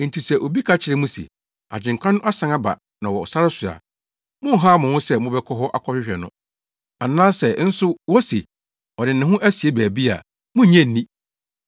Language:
Akan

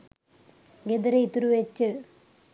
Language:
Sinhala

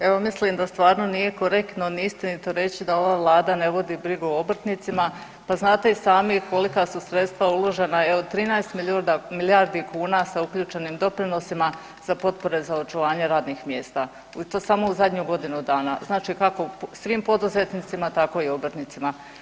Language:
Croatian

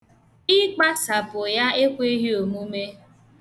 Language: Igbo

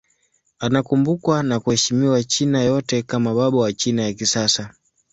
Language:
Swahili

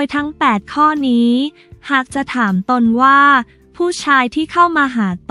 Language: Thai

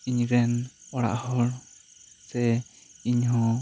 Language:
Santali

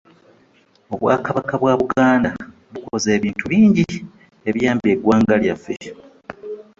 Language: Ganda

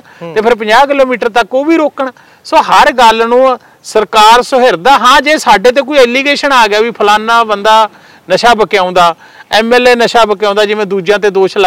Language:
Punjabi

